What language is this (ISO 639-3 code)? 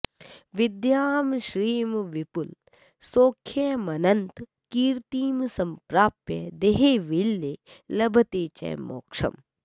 san